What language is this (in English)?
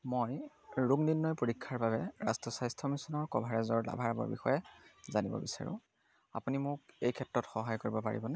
Assamese